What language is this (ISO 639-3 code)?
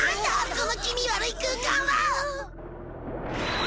jpn